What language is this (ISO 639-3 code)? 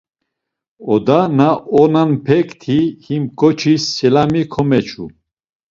lzz